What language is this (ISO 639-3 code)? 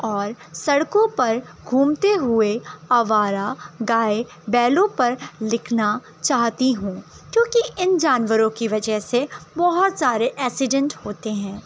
urd